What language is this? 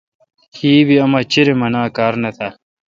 Kalkoti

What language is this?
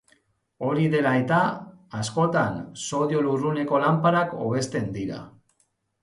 Basque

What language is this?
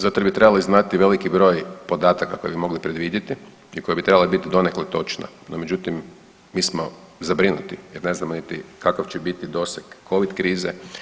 Croatian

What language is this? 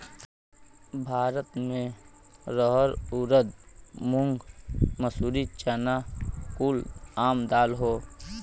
Bhojpuri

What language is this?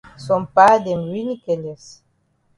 Cameroon Pidgin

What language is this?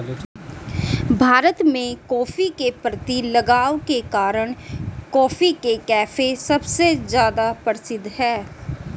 Hindi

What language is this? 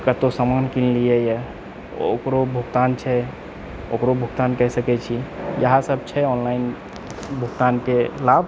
Maithili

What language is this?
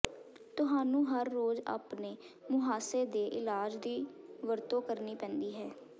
Punjabi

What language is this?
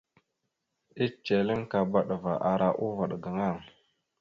Mada (Cameroon)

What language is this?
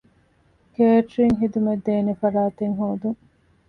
Divehi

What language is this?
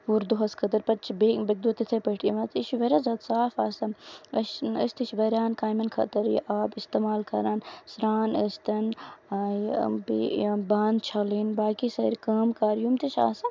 Kashmiri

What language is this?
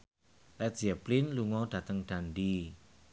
Javanese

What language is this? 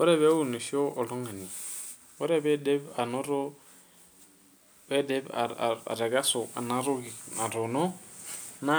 Masai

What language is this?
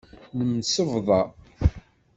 Kabyle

